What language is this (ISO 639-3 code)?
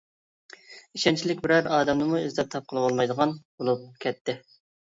uig